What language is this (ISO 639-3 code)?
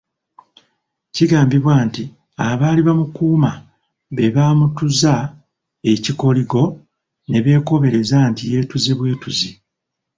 lug